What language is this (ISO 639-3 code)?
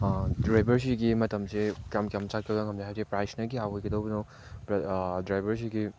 mni